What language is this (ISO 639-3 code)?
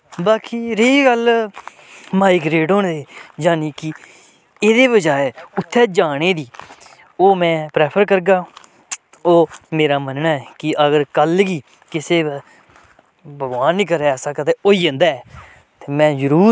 doi